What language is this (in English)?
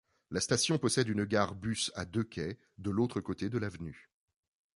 French